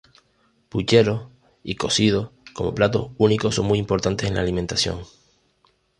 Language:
Spanish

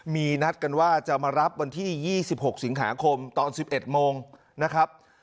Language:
Thai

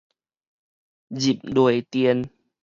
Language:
Min Nan Chinese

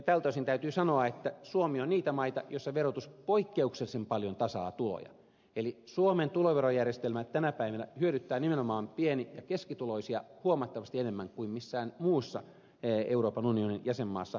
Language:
Finnish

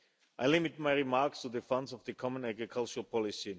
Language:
English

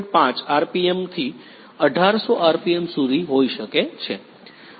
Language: Gujarati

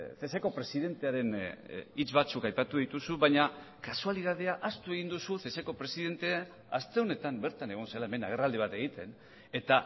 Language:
Basque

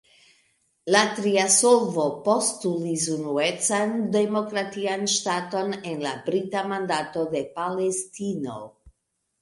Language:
Esperanto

